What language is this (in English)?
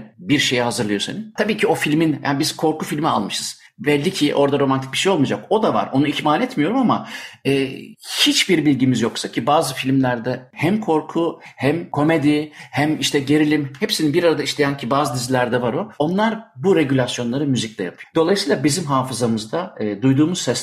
Turkish